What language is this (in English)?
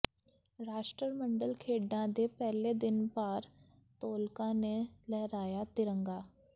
Punjabi